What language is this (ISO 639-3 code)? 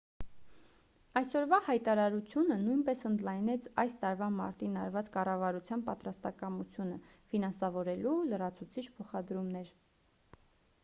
hye